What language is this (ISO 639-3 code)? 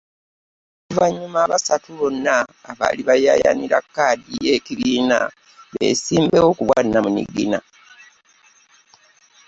lug